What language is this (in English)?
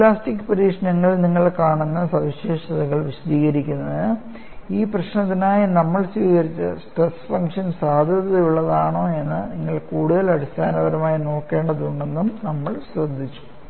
Malayalam